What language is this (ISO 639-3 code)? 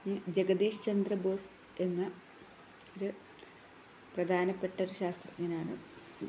mal